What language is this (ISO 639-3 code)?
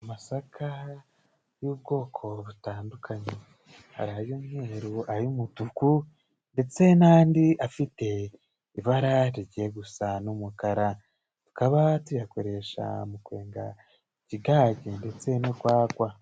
kin